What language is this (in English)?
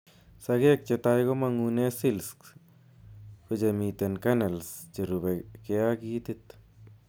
Kalenjin